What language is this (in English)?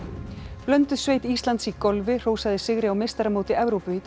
Icelandic